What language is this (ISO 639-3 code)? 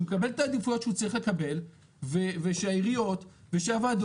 heb